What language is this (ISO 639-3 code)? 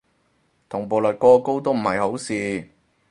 yue